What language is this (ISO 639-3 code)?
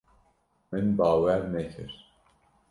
kur